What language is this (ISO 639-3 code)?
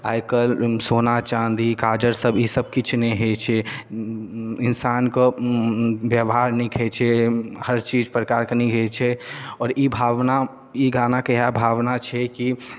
mai